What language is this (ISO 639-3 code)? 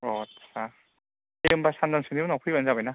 brx